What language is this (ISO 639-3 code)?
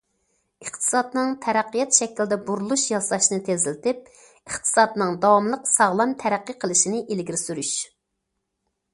uig